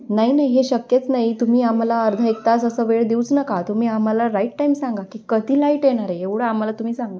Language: Marathi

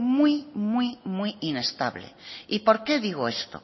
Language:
Spanish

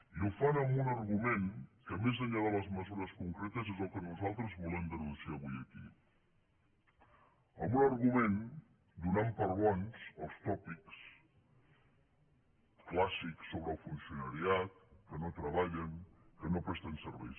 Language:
Catalan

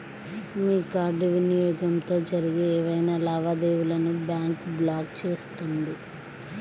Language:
Telugu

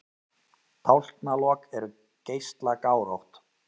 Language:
Icelandic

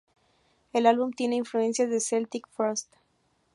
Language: Spanish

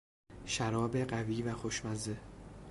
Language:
Persian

